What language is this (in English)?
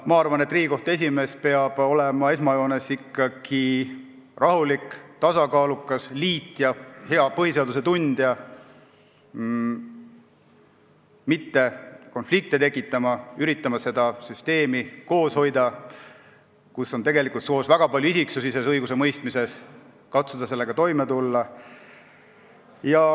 Estonian